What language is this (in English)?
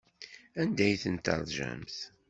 Kabyle